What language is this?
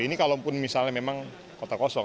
Indonesian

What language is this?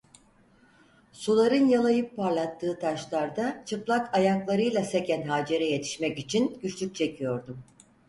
Turkish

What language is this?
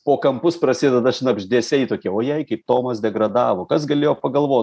Lithuanian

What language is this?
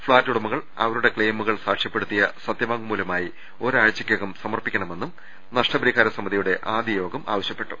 Malayalam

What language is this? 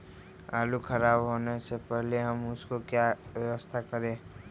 Magahi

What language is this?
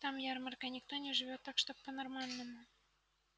Russian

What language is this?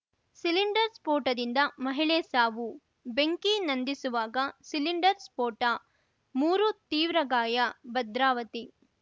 Kannada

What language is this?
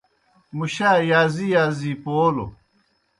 Kohistani Shina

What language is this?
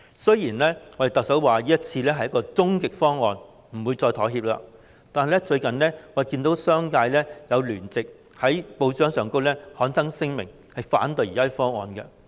Cantonese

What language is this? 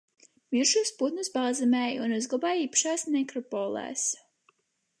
Latvian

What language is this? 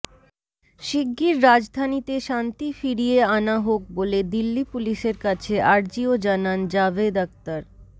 Bangla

